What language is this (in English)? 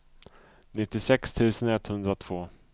Swedish